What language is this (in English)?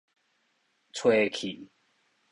Min Nan Chinese